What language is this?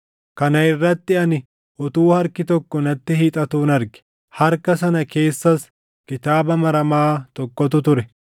Oromo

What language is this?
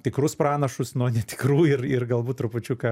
Lithuanian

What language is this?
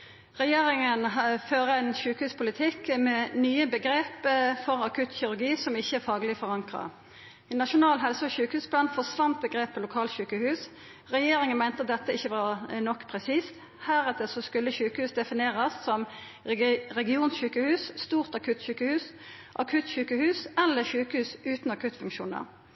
Norwegian Nynorsk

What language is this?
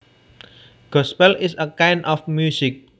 Javanese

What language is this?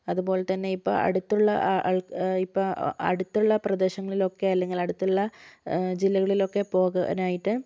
Malayalam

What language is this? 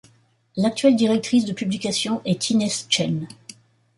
French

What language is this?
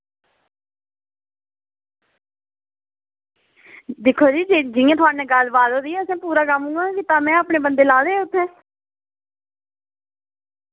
Dogri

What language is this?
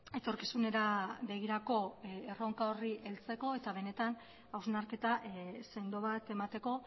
Basque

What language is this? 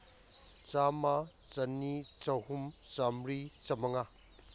Manipuri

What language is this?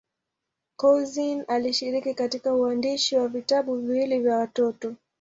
Swahili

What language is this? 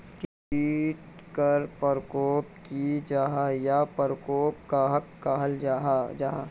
Magahi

